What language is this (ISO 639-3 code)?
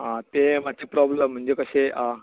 kok